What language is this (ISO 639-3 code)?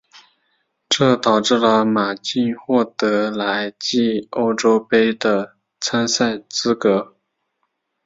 zho